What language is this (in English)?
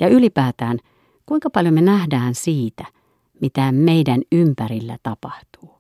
Finnish